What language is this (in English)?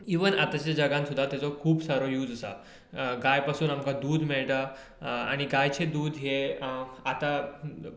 Konkani